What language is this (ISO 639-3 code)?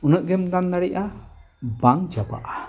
sat